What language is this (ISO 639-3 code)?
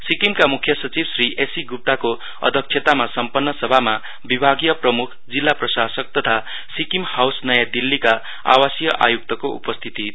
nep